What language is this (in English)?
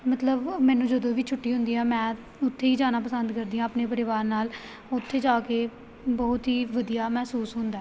Punjabi